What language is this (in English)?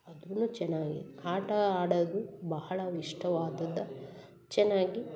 Kannada